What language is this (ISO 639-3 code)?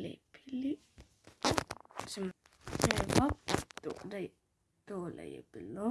slv